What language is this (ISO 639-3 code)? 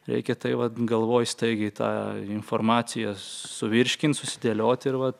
lit